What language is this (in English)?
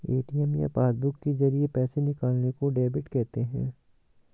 Hindi